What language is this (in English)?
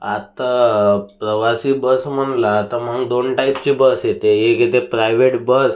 Marathi